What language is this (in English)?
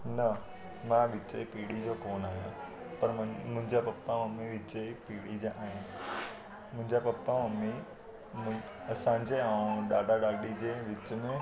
Sindhi